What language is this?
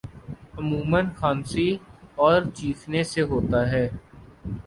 Urdu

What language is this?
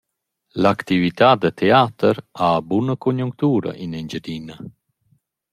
Romansh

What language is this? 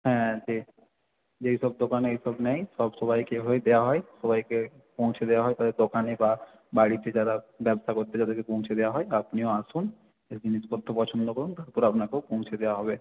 Bangla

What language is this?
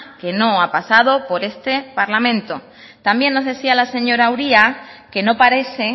Spanish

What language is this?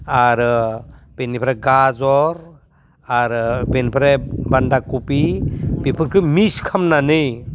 Bodo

